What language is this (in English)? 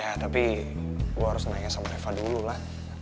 Indonesian